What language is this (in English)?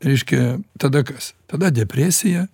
Lithuanian